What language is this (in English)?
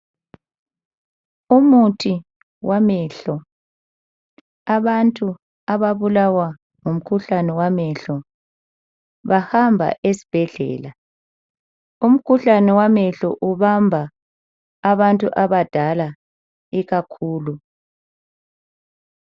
North Ndebele